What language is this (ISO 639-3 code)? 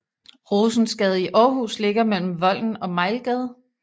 dan